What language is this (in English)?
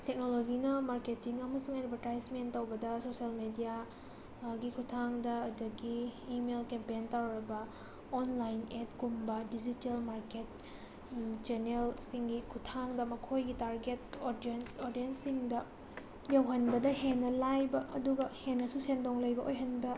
Manipuri